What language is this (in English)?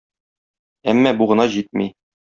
Tatar